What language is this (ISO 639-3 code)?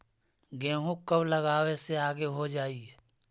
mag